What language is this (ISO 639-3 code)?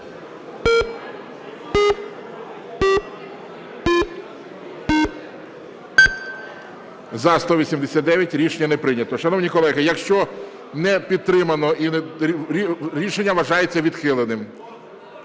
ukr